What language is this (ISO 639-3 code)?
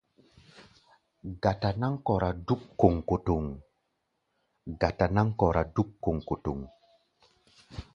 gba